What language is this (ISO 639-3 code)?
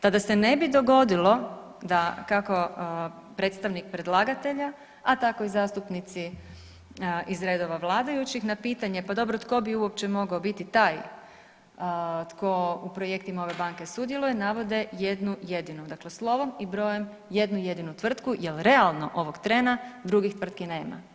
hrv